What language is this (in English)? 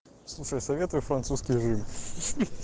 Russian